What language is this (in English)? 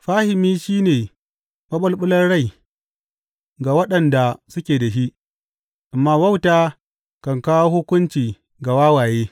Hausa